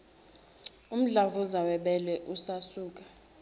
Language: Zulu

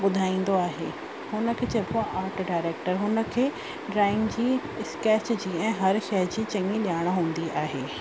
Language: Sindhi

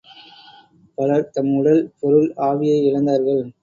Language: Tamil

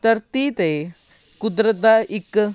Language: Punjabi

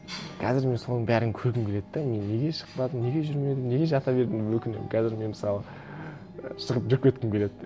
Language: Kazakh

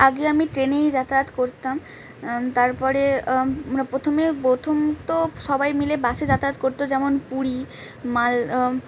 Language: Bangla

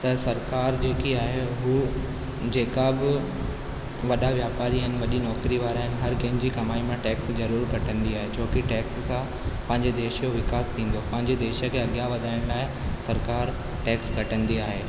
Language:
Sindhi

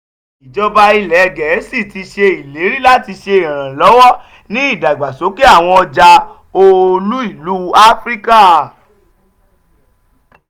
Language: Yoruba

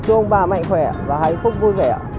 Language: Vietnamese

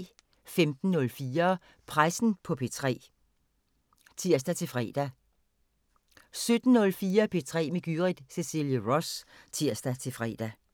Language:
Danish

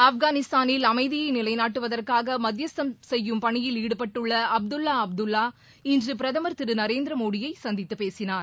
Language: Tamil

